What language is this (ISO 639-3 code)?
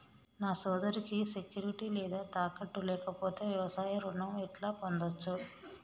tel